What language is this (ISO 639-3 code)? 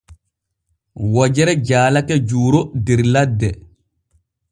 fue